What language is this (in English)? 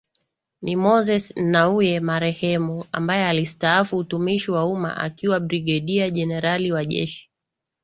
Swahili